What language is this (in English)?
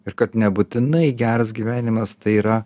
Lithuanian